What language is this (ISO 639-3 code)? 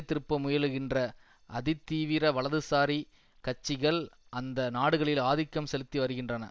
tam